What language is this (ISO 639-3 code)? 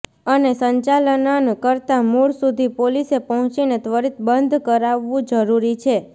guj